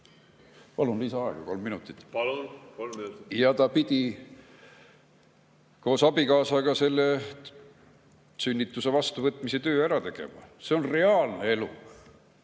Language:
Estonian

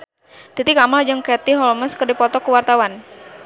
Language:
Sundanese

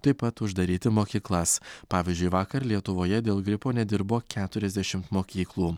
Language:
Lithuanian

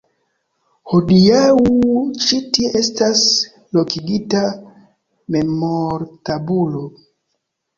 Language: Esperanto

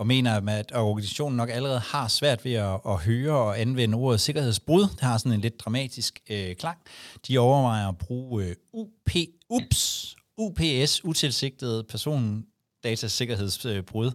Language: Danish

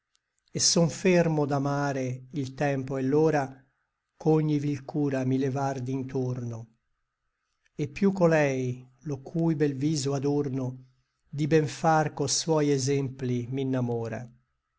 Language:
Italian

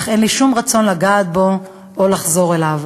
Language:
Hebrew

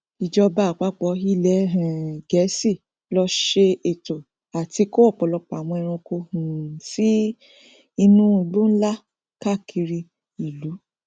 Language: Yoruba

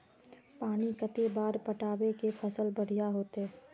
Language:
Magahi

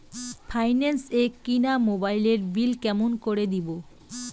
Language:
Bangla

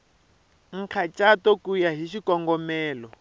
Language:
Tsonga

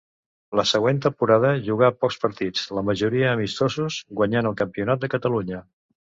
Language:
Catalan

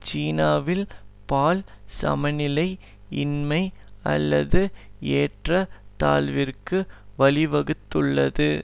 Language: Tamil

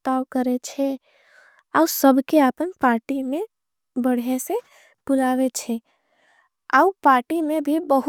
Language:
Angika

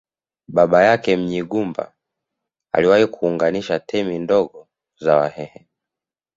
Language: Swahili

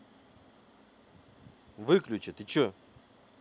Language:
Russian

